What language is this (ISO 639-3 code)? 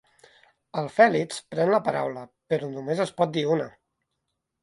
cat